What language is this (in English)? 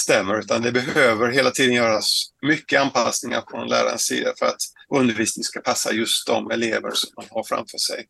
Swedish